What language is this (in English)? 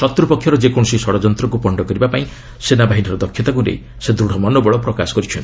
Odia